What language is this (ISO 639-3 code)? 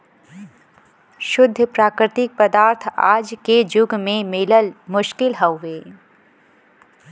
bho